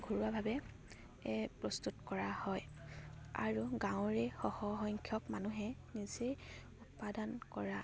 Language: Assamese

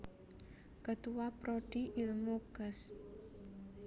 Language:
Javanese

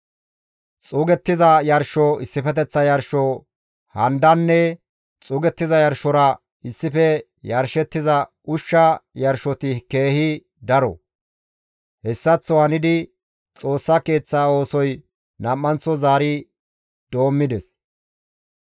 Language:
Gamo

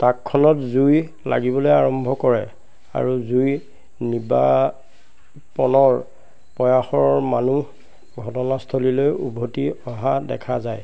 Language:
Assamese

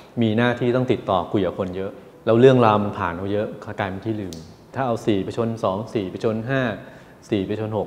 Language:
Thai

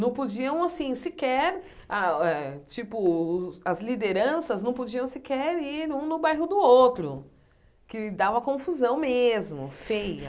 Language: Portuguese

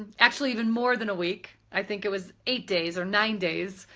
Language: English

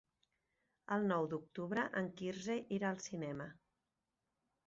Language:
Catalan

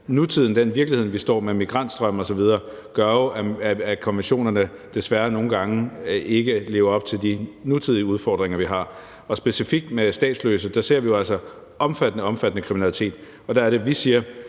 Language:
Danish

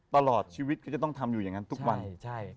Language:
Thai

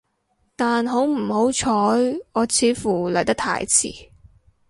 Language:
Cantonese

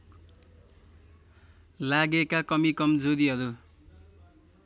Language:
Nepali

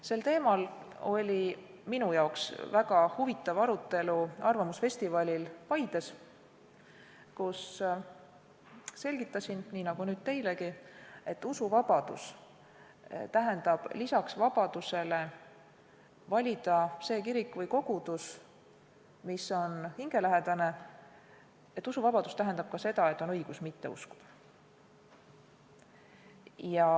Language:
Estonian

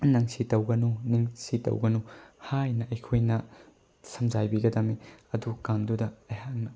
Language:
Manipuri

